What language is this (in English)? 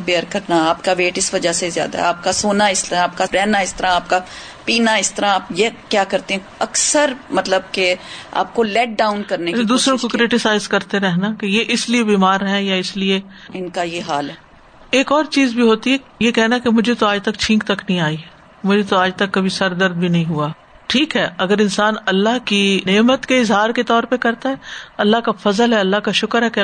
Urdu